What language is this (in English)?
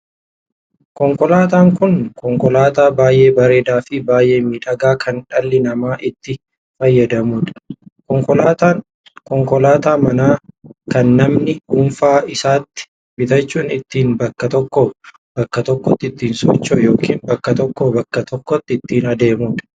Oromo